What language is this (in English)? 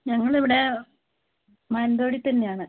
Malayalam